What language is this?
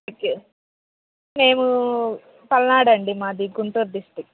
Telugu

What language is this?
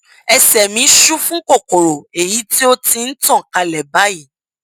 Yoruba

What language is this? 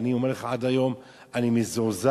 Hebrew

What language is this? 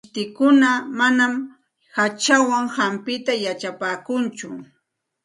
Santa Ana de Tusi Pasco Quechua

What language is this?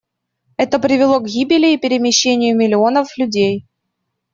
Russian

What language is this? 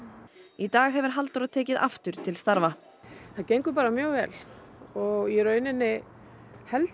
Icelandic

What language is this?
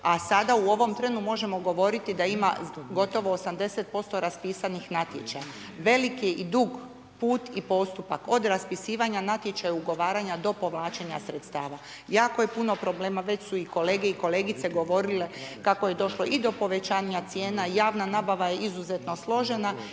Croatian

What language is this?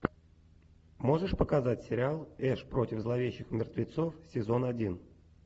Russian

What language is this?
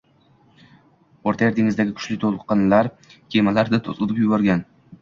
Uzbek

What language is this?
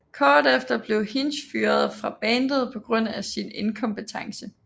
Danish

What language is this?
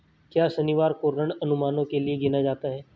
Hindi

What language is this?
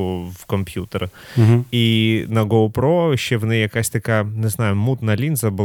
Ukrainian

